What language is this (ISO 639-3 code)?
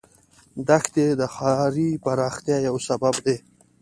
pus